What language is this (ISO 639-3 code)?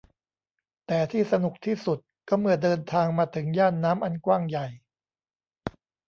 tha